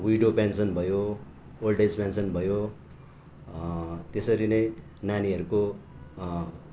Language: Nepali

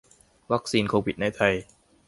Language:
Thai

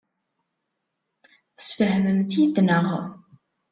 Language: Kabyle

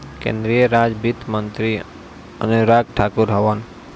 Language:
Bhojpuri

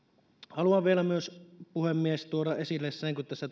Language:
Finnish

